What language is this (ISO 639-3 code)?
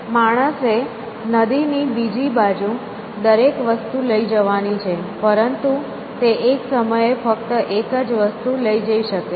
guj